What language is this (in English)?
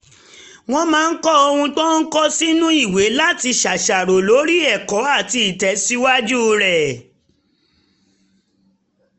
Yoruba